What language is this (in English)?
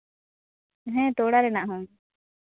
Santali